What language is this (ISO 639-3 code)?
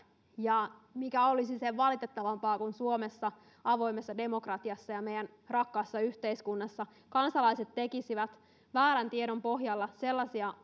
fin